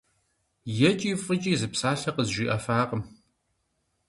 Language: Kabardian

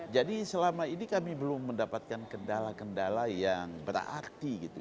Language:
Indonesian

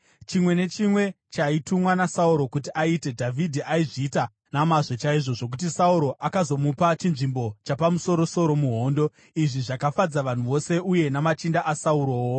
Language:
Shona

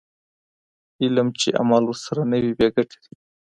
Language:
Pashto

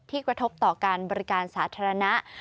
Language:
Thai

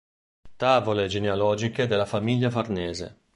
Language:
Italian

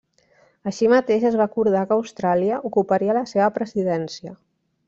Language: Catalan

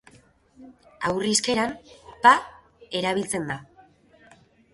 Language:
Basque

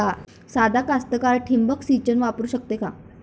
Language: Marathi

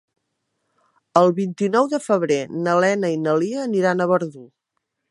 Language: Catalan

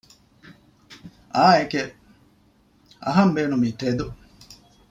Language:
Divehi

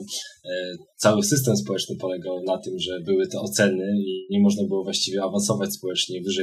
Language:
Polish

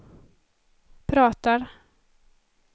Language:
Swedish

